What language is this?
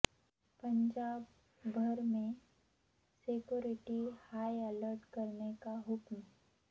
Urdu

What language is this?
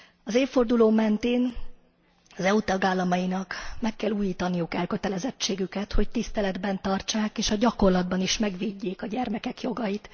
Hungarian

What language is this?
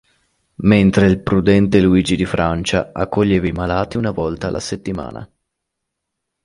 Italian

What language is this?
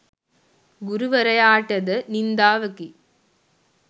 Sinhala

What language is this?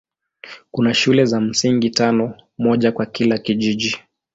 Swahili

